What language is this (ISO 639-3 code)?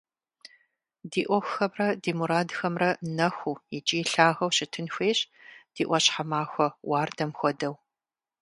kbd